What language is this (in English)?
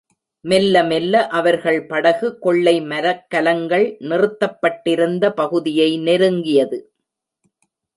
Tamil